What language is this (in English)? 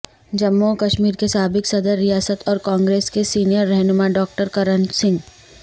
Urdu